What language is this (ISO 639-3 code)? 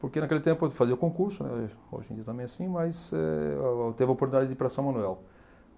por